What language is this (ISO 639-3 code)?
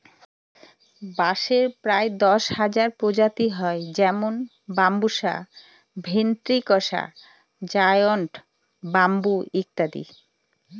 ben